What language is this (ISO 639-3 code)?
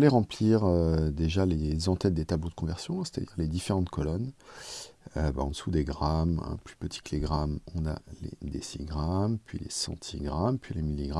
fra